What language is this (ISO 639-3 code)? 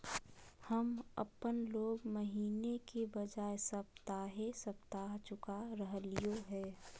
mag